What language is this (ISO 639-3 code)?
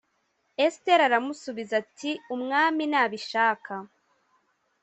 kin